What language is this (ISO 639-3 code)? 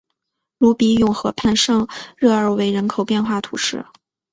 zho